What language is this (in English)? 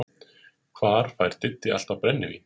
Icelandic